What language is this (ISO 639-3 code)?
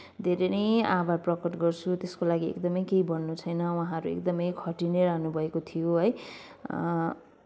nep